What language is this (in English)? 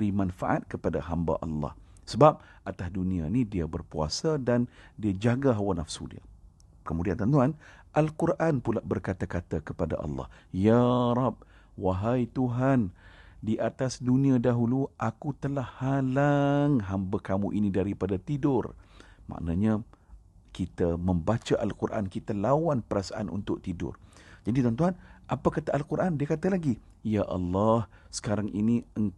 Malay